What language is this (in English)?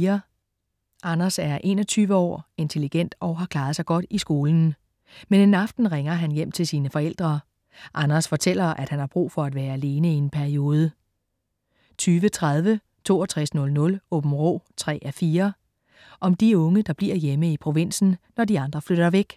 Danish